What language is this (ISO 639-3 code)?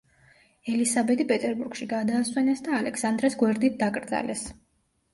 kat